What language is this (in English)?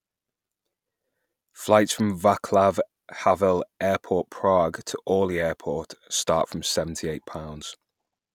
English